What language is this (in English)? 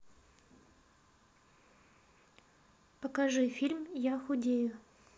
Russian